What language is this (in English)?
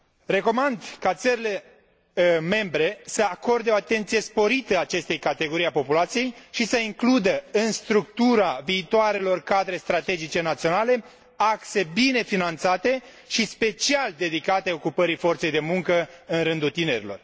Romanian